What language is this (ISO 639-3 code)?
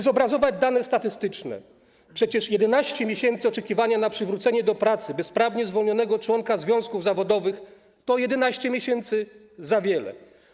pol